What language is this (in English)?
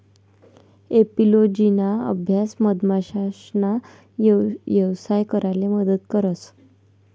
Marathi